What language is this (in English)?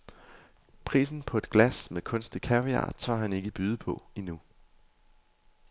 Danish